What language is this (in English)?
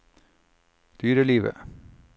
Norwegian